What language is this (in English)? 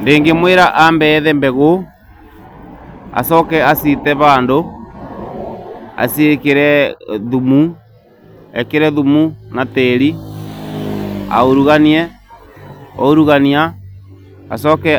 Kikuyu